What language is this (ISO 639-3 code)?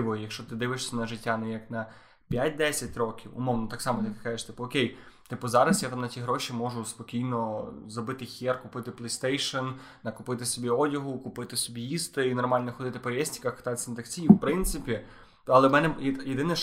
ukr